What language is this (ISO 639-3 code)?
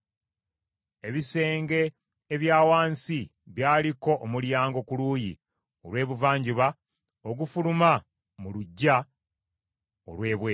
lug